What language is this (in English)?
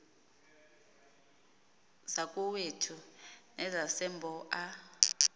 Xhosa